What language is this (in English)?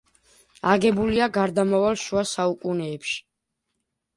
Georgian